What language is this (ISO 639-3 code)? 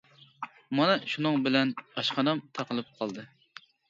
uig